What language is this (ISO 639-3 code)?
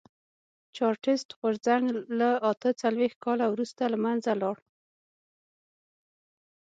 pus